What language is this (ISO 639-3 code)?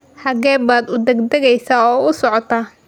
som